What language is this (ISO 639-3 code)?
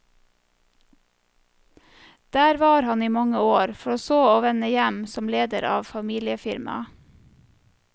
nor